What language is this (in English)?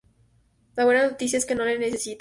Spanish